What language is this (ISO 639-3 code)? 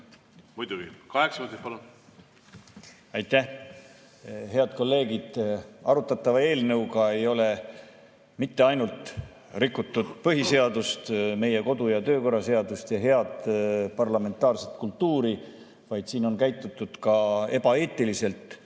est